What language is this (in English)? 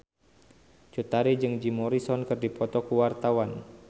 Sundanese